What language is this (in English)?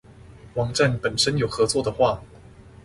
Chinese